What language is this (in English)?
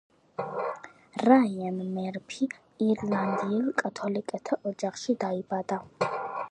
Georgian